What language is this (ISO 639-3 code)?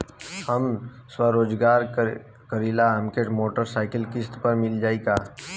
bho